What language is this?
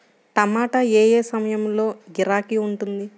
Telugu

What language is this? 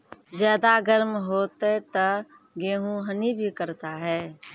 Maithili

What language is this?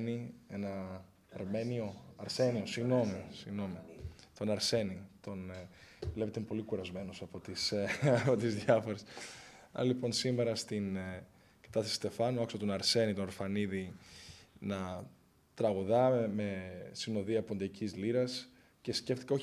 Greek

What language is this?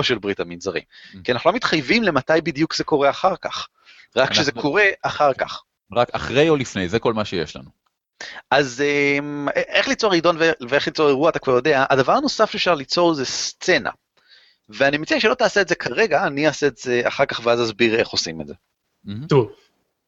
Hebrew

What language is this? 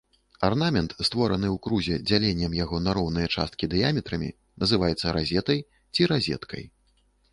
Belarusian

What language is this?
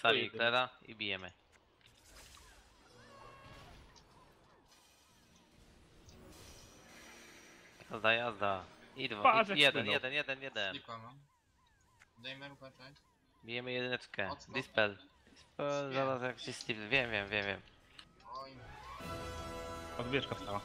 Polish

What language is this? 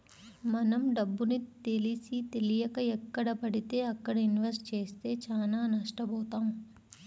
Telugu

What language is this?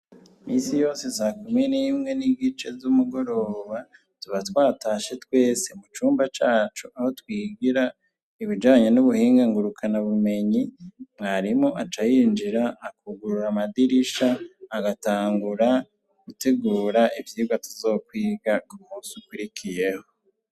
Rundi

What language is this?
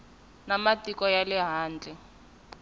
Tsonga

